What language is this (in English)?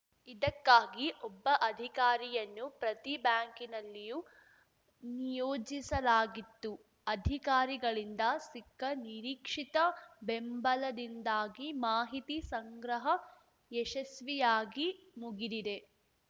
Kannada